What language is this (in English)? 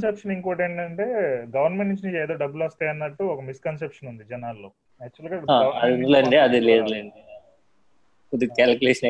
Telugu